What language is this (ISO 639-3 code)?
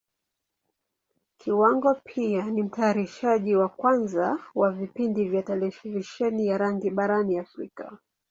swa